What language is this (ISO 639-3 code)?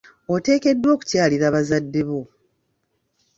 lug